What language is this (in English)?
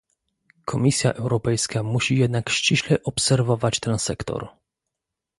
Polish